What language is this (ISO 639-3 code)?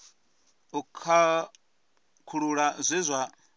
ven